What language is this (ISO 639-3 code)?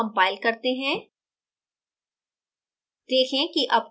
hin